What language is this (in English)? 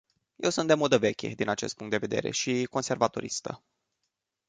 Romanian